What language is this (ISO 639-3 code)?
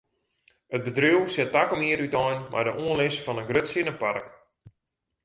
fry